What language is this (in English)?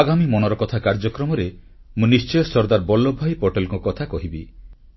Odia